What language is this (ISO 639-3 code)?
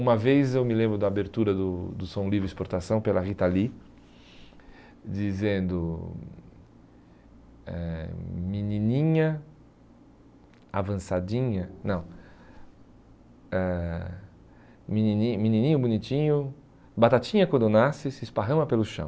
por